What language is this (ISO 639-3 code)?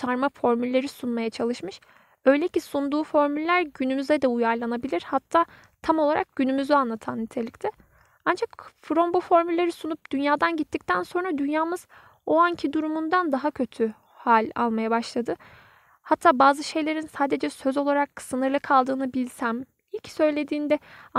tur